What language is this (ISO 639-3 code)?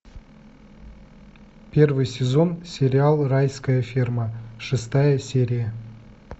rus